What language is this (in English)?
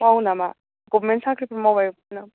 Bodo